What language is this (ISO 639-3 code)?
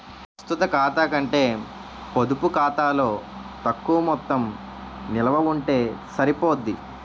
tel